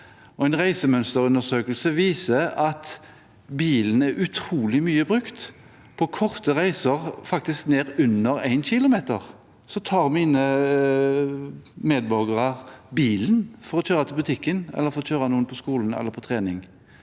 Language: Norwegian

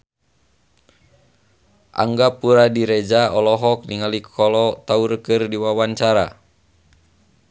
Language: Sundanese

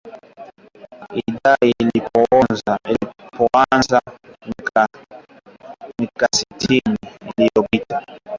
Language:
Swahili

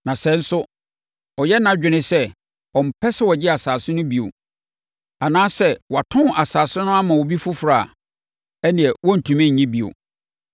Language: Akan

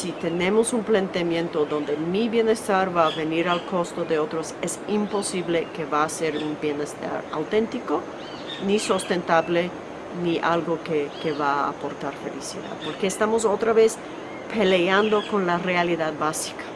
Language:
Spanish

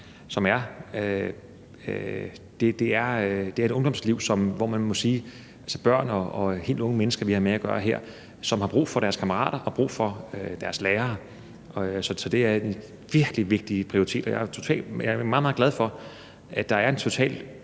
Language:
Danish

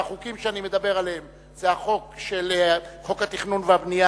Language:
Hebrew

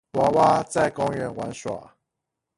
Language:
Chinese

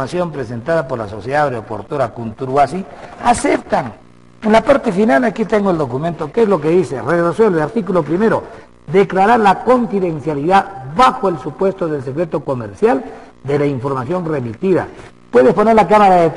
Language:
Spanish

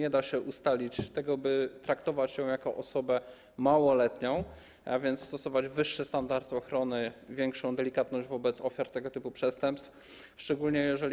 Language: Polish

